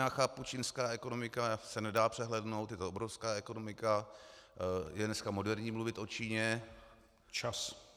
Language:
Czech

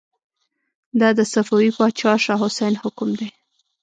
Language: Pashto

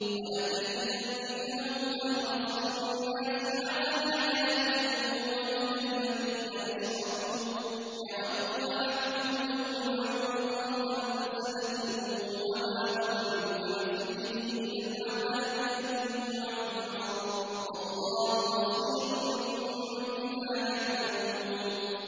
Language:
Arabic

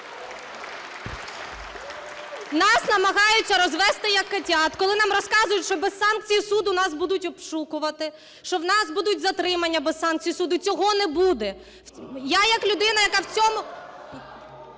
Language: Ukrainian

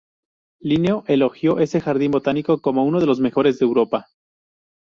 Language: Spanish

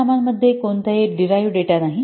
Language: Marathi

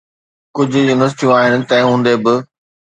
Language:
Sindhi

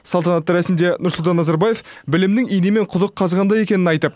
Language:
Kazakh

